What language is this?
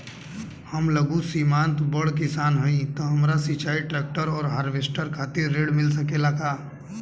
Bhojpuri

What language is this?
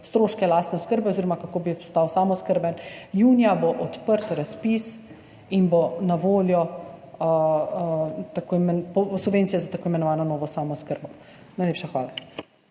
Slovenian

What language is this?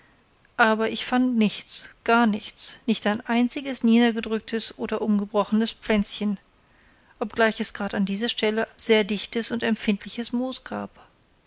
German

